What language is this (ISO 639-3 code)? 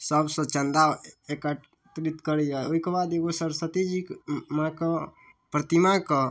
mai